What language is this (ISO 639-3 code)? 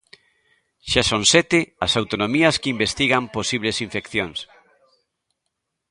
glg